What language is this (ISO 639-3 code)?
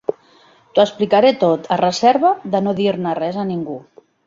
cat